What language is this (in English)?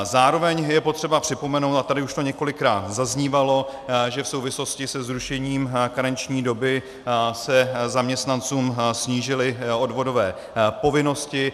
Czech